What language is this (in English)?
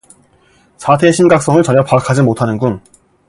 Korean